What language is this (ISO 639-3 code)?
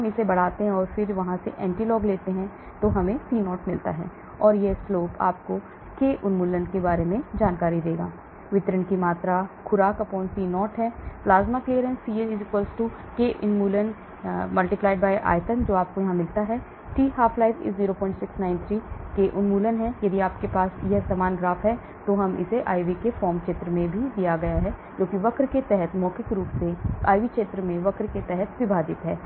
hin